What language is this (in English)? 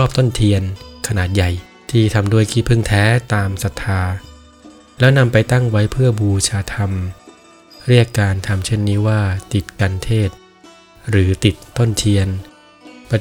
Thai